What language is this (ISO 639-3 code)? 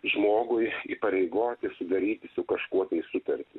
lit